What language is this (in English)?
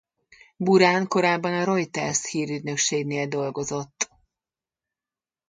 Hungarian